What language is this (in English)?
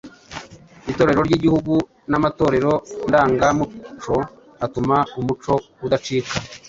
Kinyarwanda